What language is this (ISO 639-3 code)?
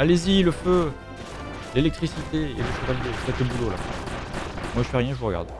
fra